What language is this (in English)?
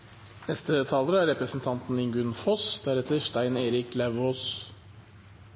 Norwegian Bokmål